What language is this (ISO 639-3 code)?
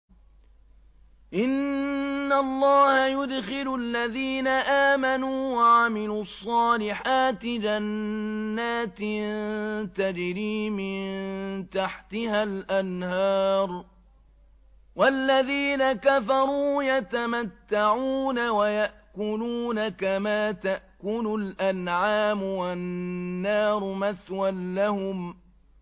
ara